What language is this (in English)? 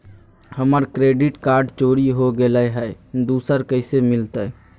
Magahi